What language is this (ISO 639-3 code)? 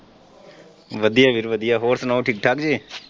pan